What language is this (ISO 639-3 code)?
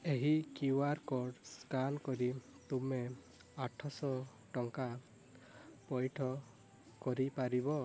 ori